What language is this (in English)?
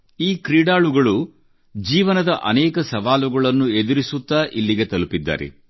Kannada